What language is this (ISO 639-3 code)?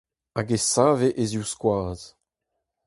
bre